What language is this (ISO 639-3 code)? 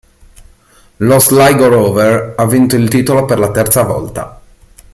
ita